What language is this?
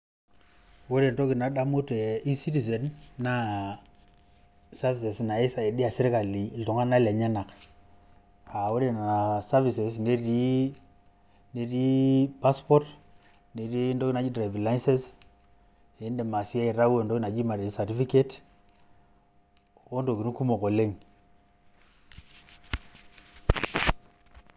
Masai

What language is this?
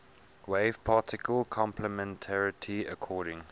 English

